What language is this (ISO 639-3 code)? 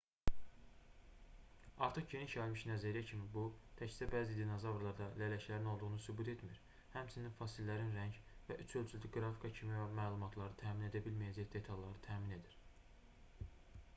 aze